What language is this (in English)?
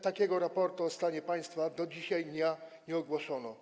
Polish